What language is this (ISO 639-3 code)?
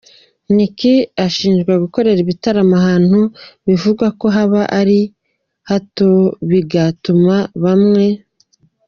kin